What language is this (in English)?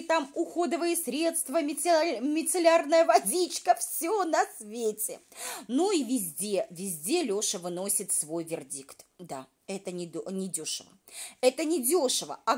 Russian